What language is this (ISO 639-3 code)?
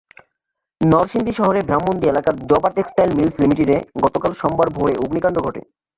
ben